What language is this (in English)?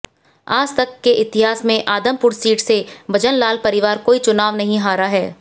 Hindi